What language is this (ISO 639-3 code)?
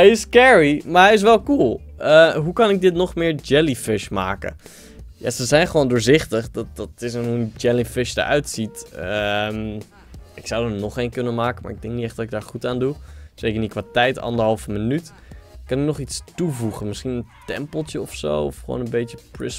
nld